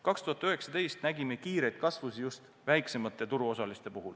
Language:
Estonian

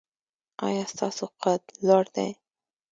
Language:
Pashto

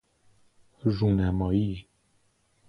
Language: Persian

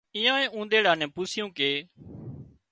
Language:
Wadiyara Koli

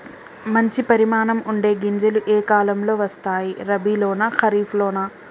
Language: Telugu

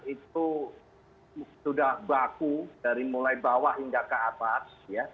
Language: Indonesian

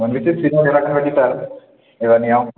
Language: Bodo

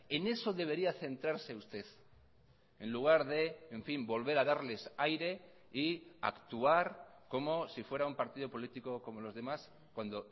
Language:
Spanish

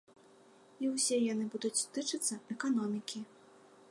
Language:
Belarusian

